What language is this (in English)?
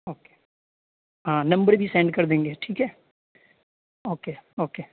Urdu